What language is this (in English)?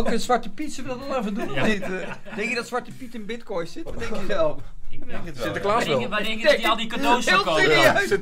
Dutch